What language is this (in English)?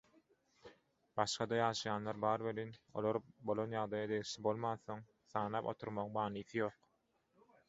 Turkmen